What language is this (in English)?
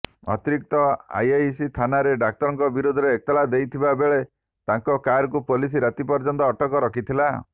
Odia